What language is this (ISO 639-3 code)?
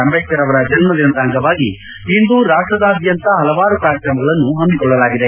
kan